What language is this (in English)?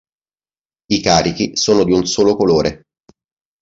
Italian